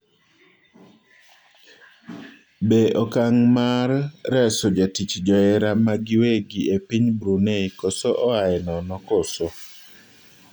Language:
Luo (Kenya and Tanzania)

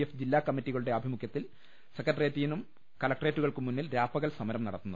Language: Malayalam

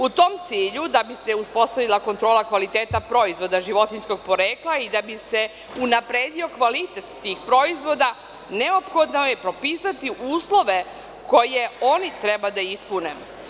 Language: Serbian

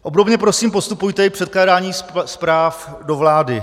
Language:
Czech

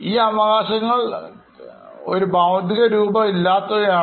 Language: Malayalam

